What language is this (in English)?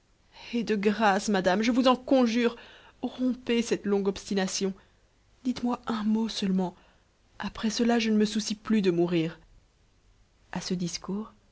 French